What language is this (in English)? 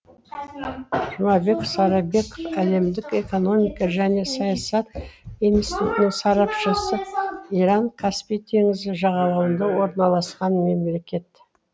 Kazakh